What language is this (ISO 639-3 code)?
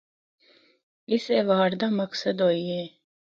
hno